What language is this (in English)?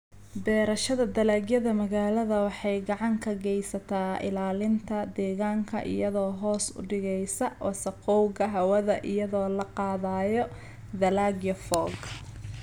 Somali